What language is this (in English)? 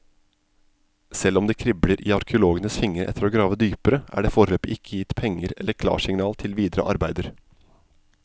Norwegian